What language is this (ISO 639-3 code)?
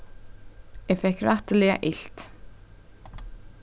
fao